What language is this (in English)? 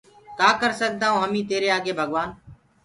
Gurgula